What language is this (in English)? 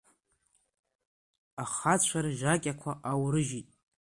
Abkhazian